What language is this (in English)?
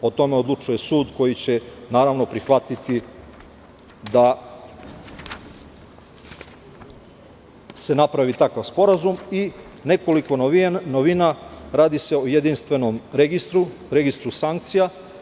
Serbian